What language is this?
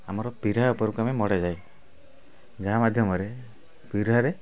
Odia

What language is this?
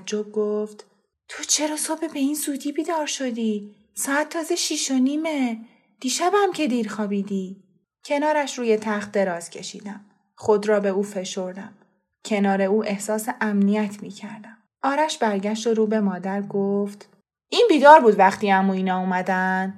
Persian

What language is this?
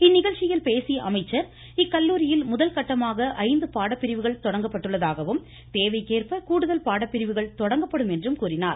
Tamil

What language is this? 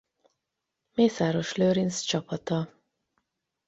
Hungarian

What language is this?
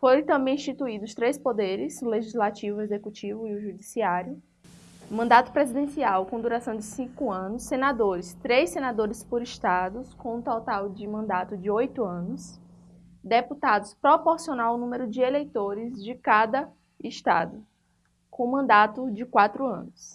Portuguese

